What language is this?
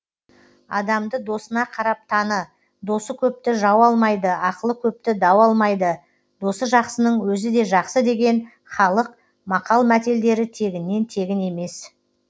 Kazakh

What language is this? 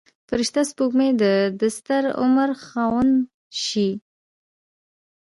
Pashto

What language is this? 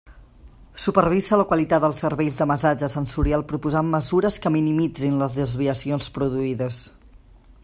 Catalan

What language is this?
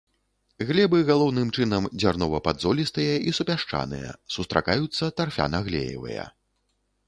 Belarusian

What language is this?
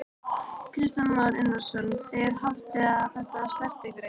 Icelandic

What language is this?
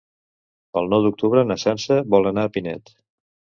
Catalan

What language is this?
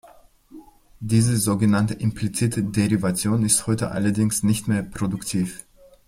German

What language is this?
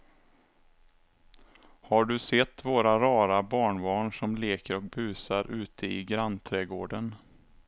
Swedish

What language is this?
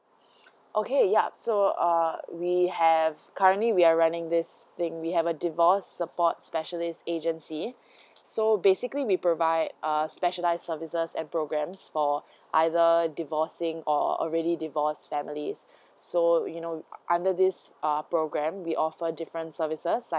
English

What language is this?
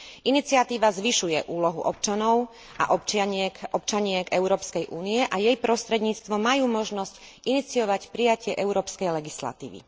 Slovak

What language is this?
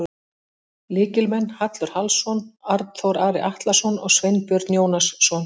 Icelandic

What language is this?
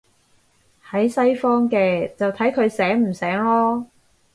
Cantonese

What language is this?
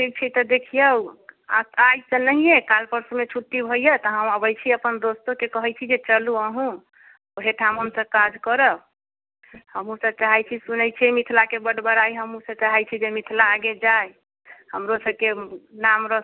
Maithili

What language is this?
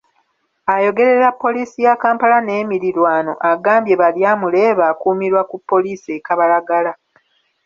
Ganda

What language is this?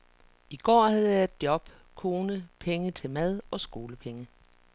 Danish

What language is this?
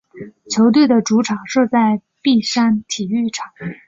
Chinese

